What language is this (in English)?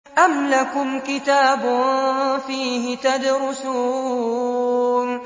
Arabic